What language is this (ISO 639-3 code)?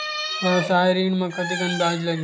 hne